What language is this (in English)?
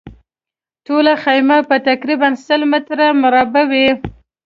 Pashto